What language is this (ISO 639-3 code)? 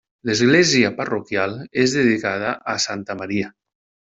cat